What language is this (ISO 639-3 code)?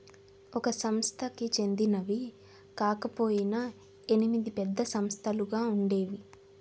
tel